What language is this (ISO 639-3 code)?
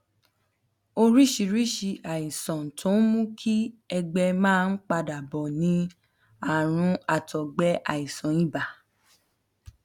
yor